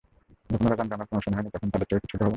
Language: Bangla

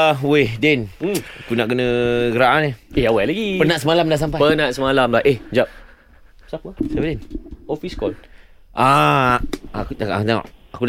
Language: Malay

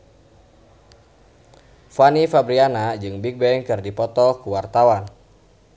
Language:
Sundanese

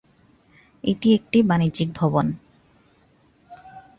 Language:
Bangla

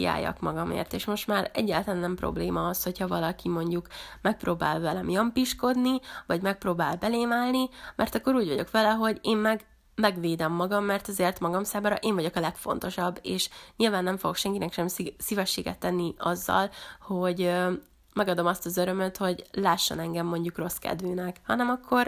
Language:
Hungarian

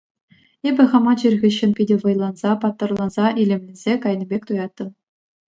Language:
Chuvash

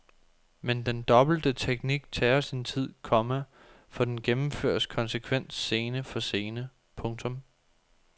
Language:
Danish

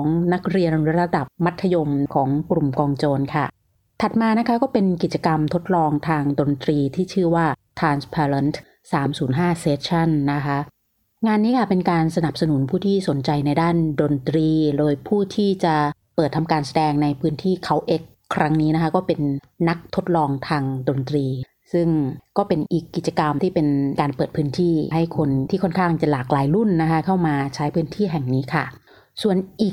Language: Thai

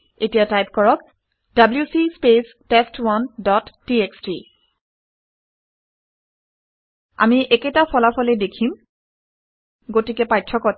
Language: Assamese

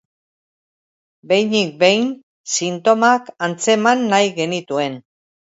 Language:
Basque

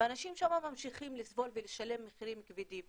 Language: Hebrew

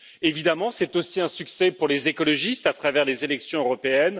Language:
French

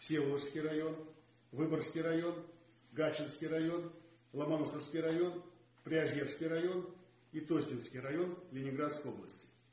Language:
Russian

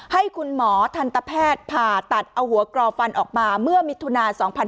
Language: Thai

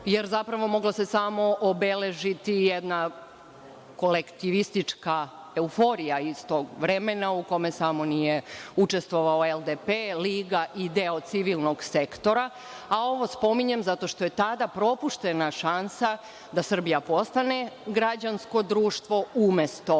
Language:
Serbian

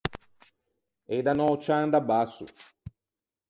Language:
Ligurian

